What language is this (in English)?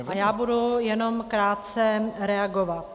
Czech